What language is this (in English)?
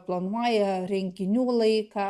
Lithuanian